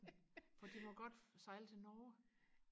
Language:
Danish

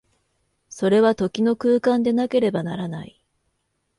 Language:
Japanese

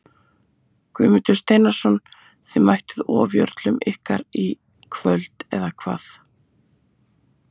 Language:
Icelandic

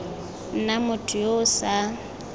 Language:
Tswana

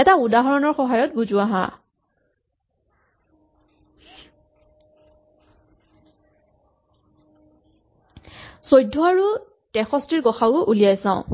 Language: Assamese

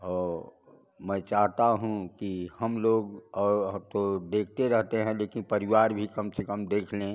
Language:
Hindi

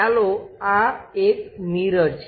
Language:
Gujarati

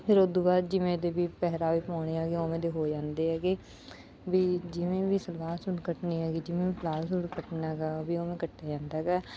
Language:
Punjabi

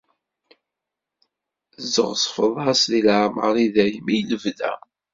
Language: Kabyle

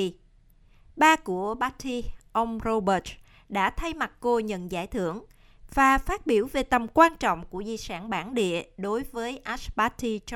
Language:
Vietnamese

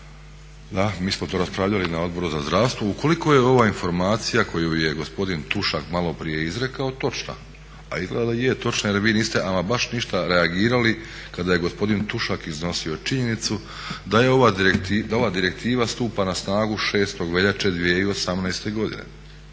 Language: Croatian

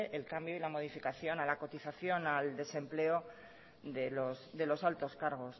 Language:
Spanish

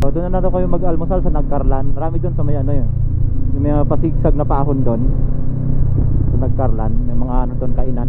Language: Filipino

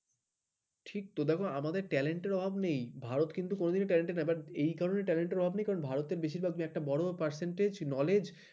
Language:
Bangla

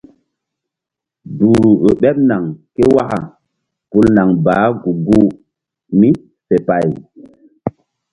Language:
Mbum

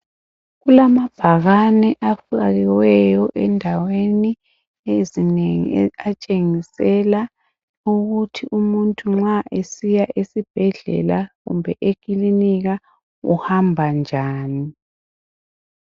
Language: North Ndebele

